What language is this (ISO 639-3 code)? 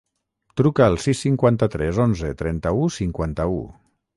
cat